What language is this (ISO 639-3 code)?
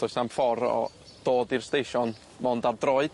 cym